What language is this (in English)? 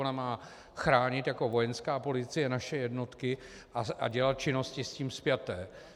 Czech